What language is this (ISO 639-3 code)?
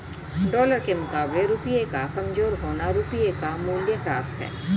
hin